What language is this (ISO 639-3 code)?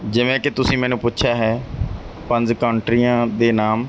pan